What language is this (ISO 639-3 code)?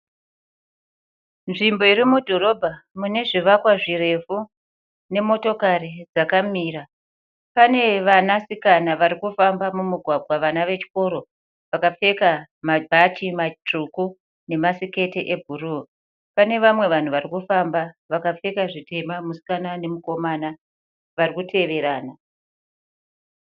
sna